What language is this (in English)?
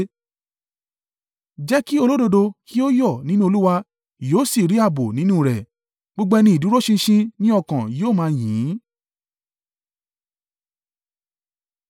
Yoruba